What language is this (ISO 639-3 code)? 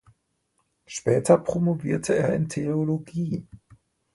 deu